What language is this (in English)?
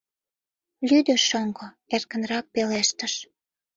Mari